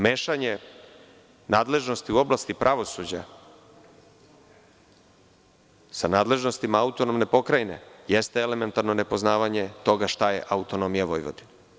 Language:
Serbian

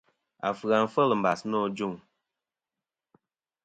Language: Kom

